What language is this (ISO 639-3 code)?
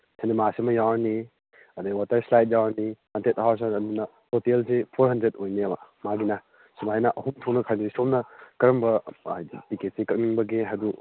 mni